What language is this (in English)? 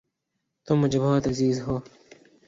Urdu